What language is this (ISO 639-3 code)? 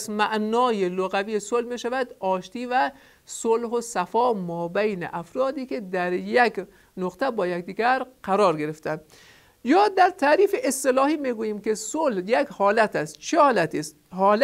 fas